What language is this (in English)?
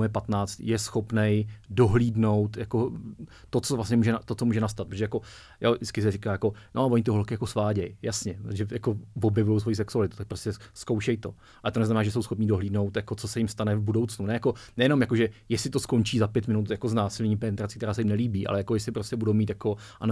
Czech